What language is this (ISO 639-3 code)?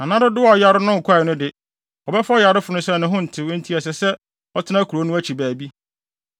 aka